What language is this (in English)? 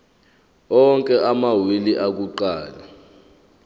Zulu